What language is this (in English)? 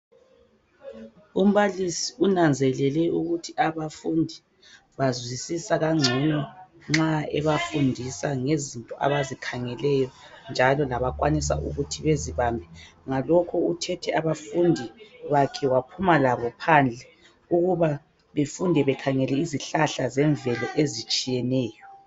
North Ndebele